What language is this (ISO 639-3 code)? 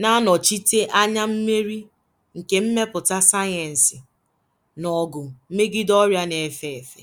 ibo